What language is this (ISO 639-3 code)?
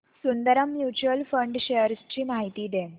mar